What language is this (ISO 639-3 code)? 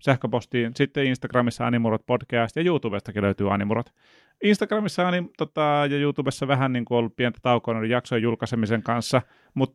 fin